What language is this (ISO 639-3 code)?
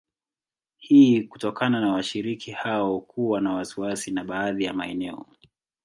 swa